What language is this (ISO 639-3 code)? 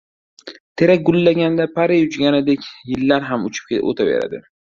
uzb